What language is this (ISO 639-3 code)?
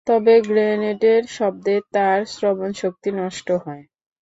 ben